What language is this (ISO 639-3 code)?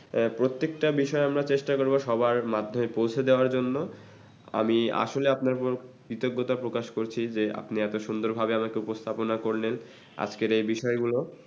ben